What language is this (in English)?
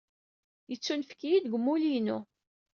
Kabyle